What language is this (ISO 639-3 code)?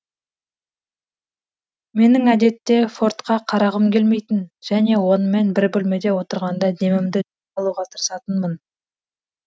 kaz